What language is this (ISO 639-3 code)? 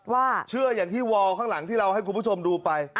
tha